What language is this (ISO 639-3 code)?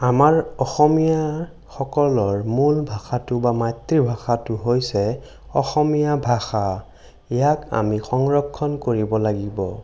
asm